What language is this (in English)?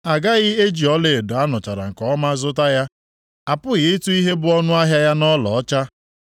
Igbo